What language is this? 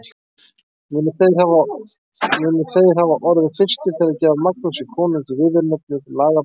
Icelandic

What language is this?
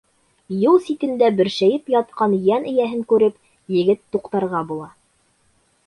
Bashkir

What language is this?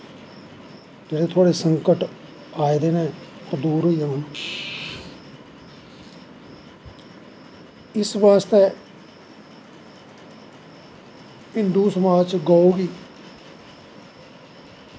Dogri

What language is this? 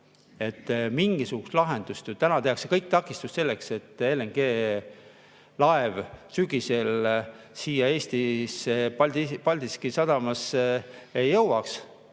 Estonian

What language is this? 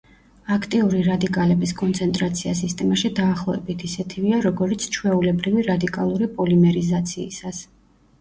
Georgian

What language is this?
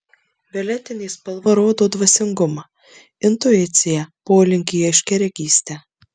Lithuanian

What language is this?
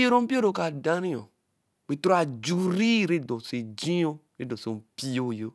Eleme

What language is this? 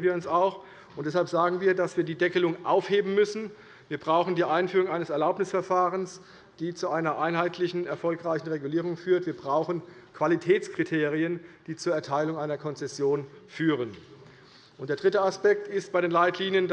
German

